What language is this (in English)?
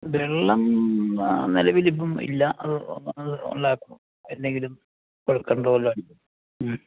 Malayalam